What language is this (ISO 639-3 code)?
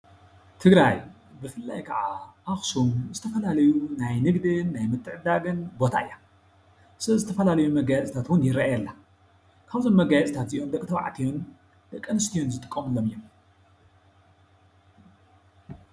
tir